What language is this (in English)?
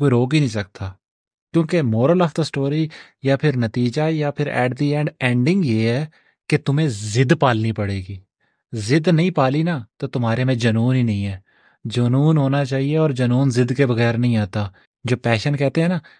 Urdu